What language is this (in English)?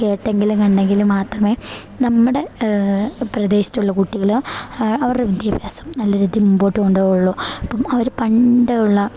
Malayalam